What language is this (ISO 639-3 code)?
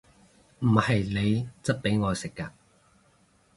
yue